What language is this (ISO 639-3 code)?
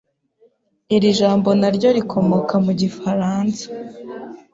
kin